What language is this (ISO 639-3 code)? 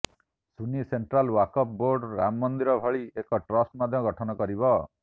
ori